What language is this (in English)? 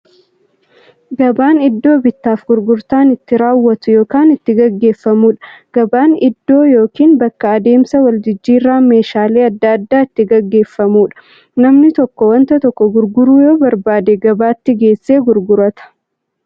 Oromo